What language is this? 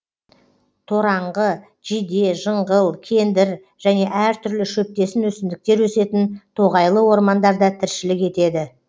Kazakh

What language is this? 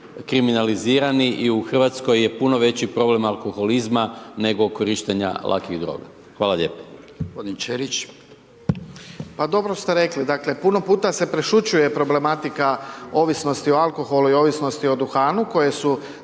Croatian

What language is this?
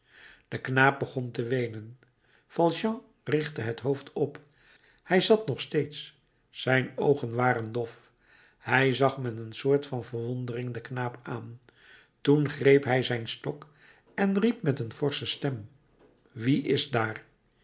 Dutch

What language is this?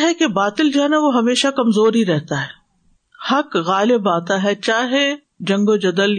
Urdu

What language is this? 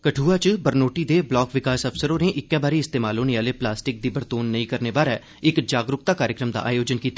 Dogri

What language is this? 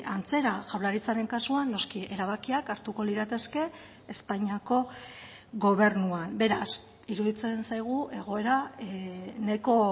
Basque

